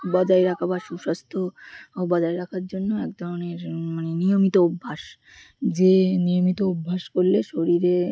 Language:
Bangla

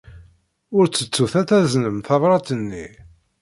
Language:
Kabyle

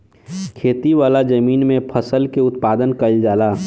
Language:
Bhojpuri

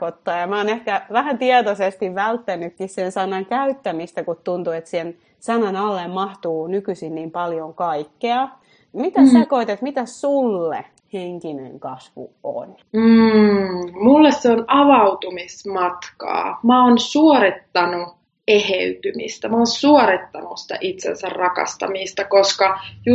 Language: Finnish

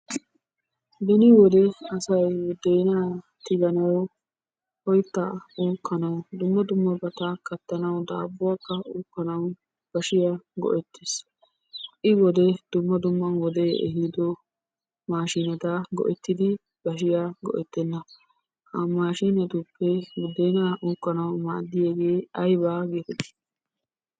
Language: Wolaytta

